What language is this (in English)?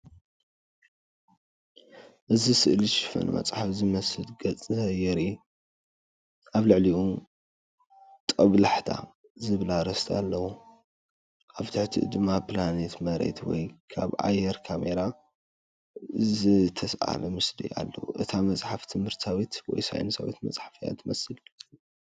Tigrinya